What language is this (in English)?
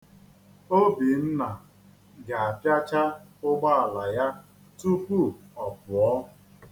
Igbo